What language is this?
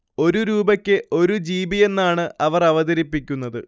Malayalam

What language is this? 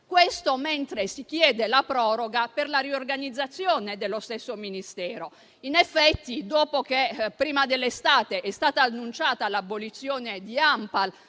Italian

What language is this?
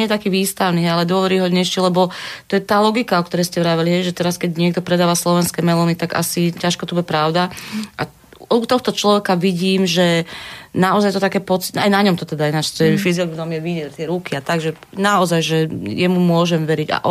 Slovak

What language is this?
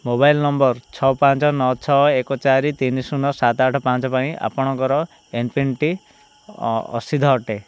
Odia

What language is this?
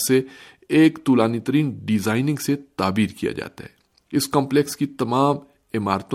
Urdu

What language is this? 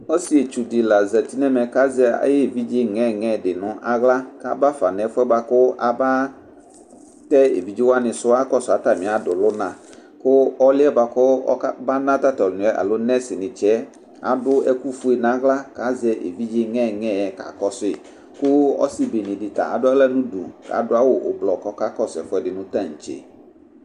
Ikposo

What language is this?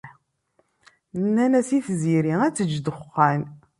Kabyle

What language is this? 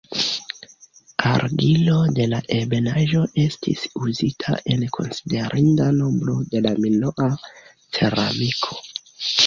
Esperanto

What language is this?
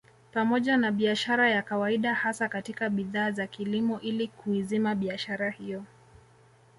Swahili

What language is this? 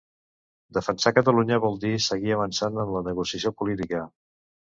Catalan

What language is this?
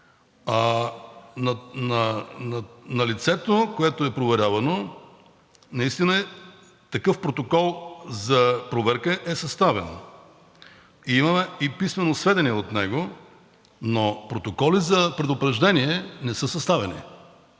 Bulgarian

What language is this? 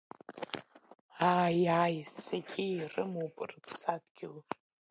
Abkhazian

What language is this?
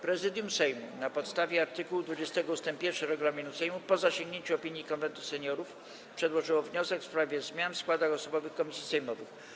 Polish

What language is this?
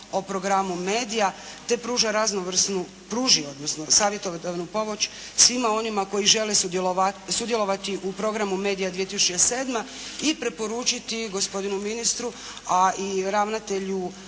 Croatian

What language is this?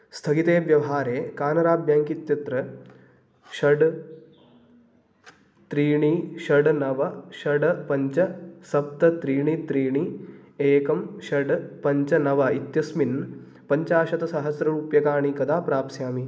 Sanskrit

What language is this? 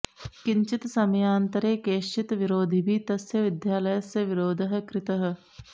Sanskrit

